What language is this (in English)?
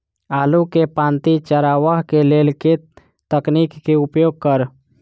Maithili